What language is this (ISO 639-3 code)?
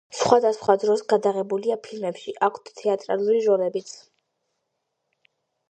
kat